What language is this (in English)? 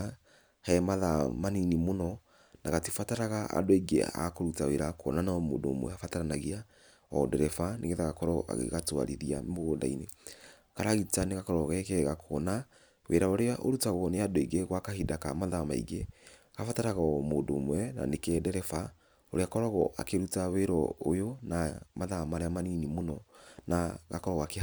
Kikuyu